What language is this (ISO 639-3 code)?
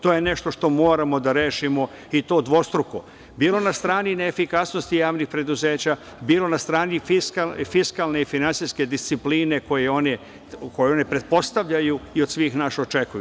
srp